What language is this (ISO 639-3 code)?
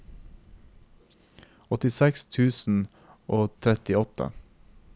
nor